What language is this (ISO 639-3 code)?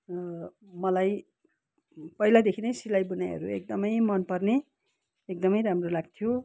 nep